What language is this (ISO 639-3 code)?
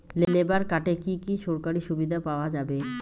ben